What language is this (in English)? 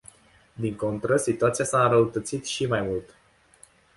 Romanian